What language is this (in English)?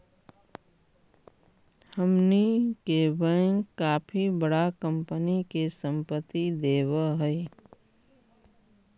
Magahi